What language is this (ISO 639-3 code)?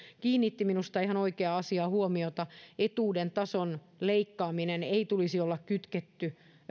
fin